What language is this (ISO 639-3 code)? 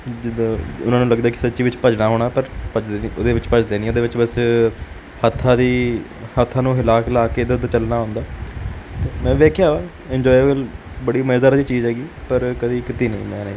pan